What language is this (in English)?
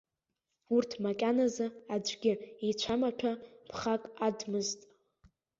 Abkhazian